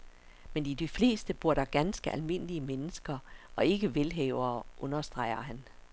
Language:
Danish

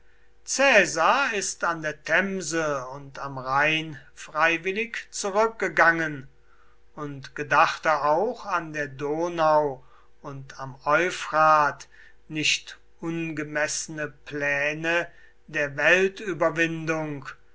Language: German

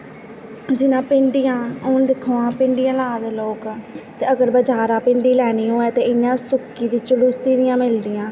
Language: Dogri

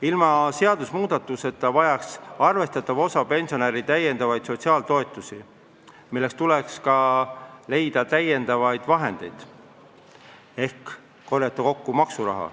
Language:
Estonian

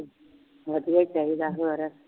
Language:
Punjabi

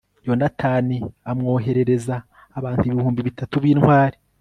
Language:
Kinyarwanda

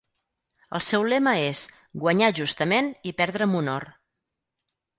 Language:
Catalan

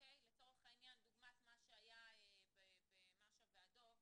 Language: Hebrew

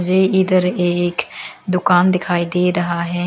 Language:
Hindi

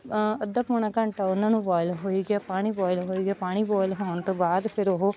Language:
Punjabi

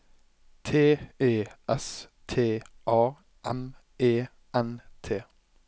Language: Norwegian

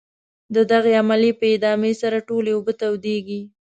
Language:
Pashto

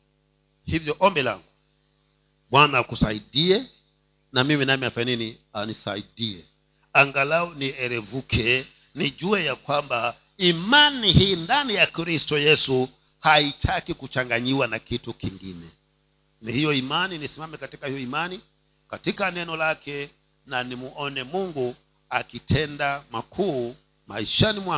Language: Swahili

